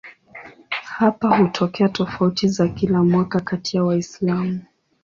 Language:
Swahili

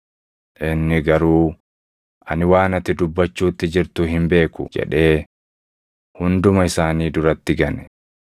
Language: Oromo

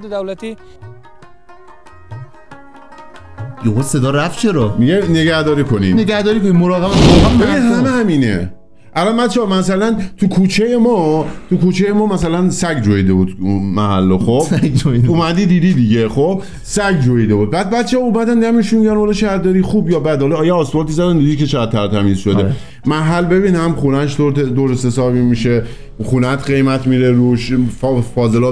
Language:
Persian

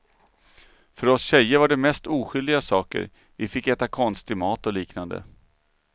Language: Swedish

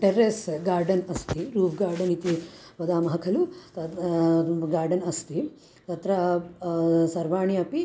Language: Sanskrit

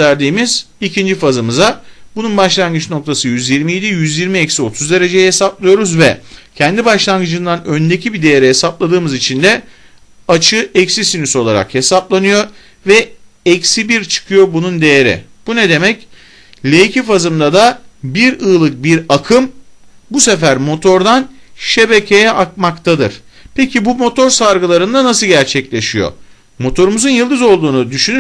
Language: Turkish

